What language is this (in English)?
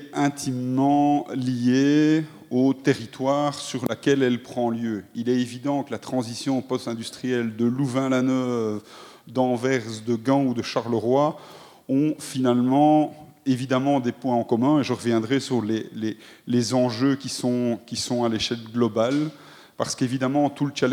French